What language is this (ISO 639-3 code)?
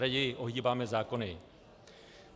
ces